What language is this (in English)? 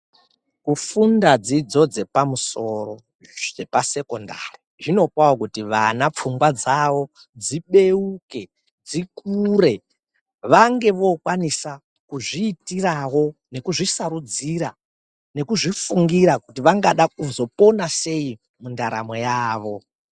Ndau